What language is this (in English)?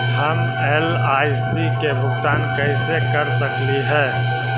Magahi